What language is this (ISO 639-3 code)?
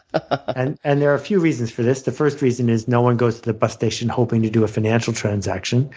eng